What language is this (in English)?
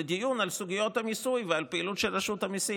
Hebrew